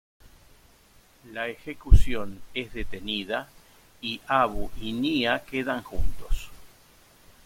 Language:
Spanish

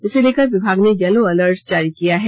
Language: Hindi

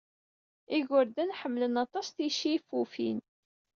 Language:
Kabyle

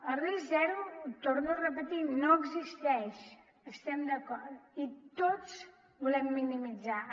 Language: Catalan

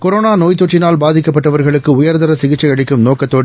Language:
Tamil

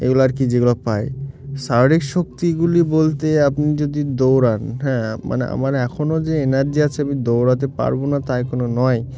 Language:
Bangla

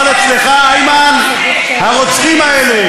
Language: Hebrew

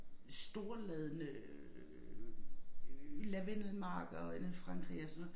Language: Danish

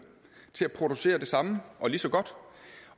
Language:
Danish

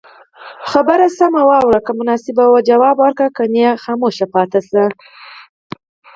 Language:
Pashto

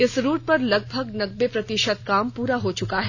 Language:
Hindi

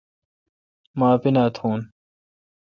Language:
Kalkoti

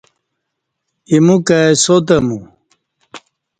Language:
Kati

